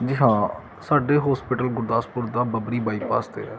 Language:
Punjabi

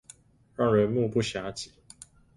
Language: Chinese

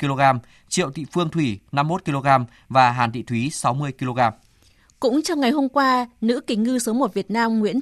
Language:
Vietnamese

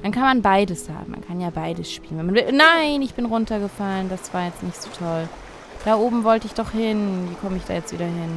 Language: German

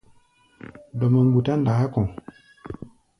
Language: Gbaya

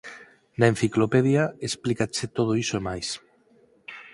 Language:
Galician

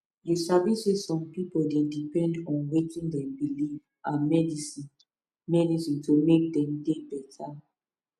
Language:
Nigerian Pidgin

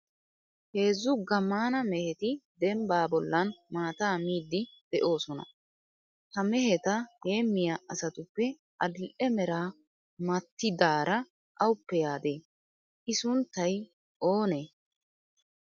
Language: Wolaytta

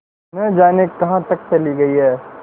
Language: Hindi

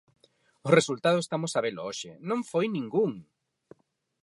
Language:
Galician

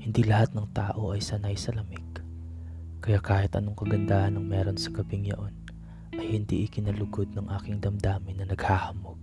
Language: Filipino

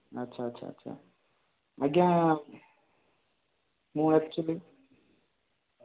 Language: Odia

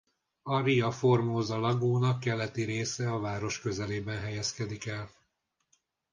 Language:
Hungarian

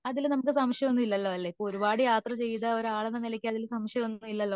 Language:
Malayalam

